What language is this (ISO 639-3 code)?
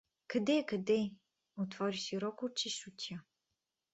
bul